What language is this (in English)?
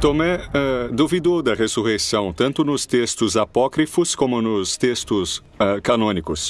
Portuguese